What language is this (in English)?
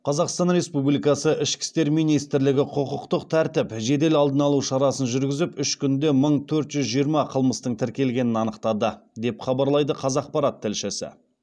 Kazakh